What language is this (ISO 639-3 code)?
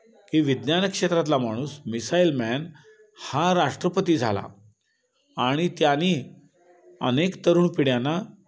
mar